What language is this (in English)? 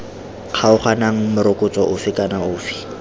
Tswana